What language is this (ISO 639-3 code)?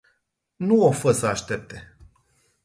ron